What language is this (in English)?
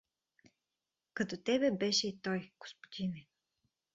Bulgarian